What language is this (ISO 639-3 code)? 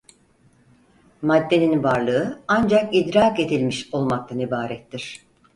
tur